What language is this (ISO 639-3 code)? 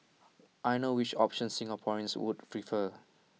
eng